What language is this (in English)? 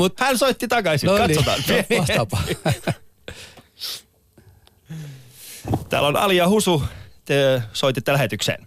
Finnish